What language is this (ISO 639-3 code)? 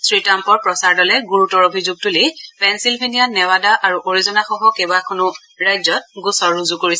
asm